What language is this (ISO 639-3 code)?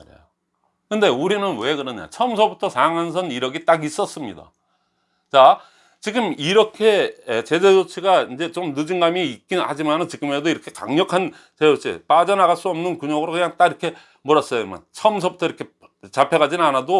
kor